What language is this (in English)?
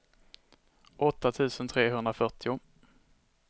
Swedish